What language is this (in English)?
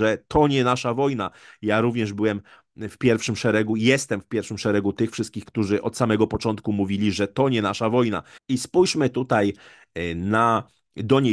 Polish